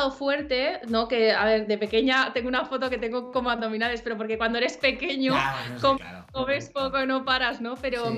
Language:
Spanish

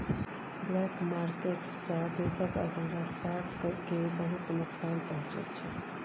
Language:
Maithili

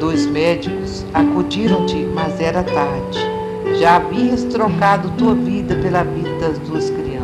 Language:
Portuguese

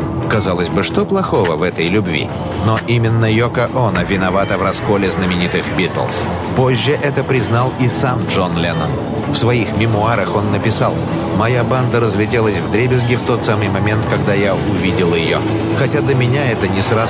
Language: Russian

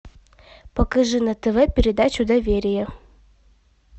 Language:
Russian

